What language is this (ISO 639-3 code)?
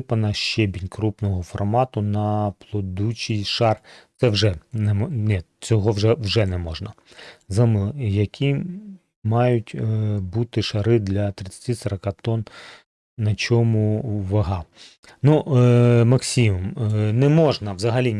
ukr